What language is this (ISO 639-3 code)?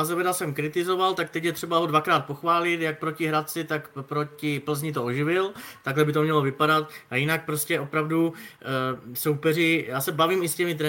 ces